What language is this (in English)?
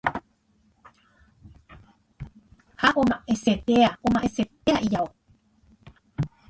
Guarani